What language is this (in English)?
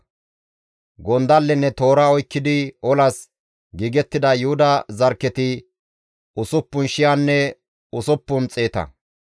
Gamo